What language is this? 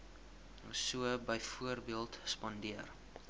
Afrikaans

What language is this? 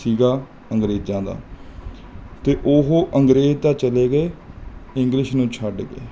Punjabi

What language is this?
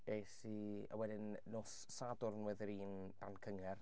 Welsh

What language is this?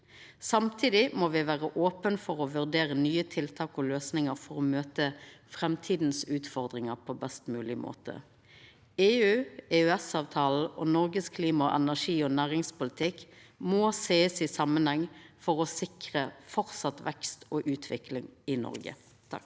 Norwegian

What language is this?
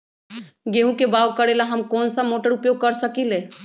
Magahi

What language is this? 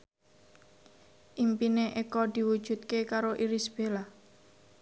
Javanese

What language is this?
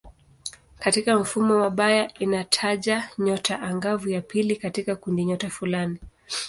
Swahili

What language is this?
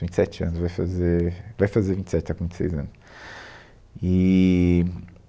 Portuguese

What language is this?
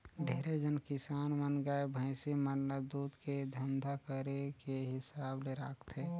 Chhattisgarhi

